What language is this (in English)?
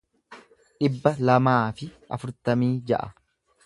Oromo